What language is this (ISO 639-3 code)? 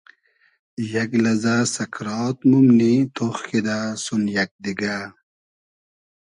haz